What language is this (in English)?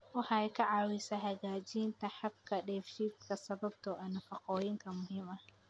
Somali